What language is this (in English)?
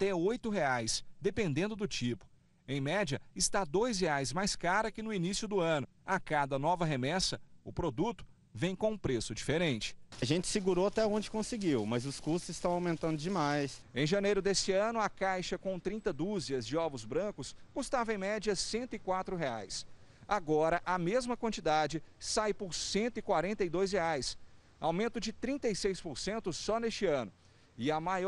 Portuguese